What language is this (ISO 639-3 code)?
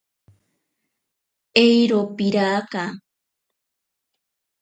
prq